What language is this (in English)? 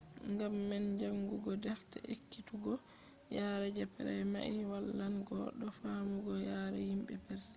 Fula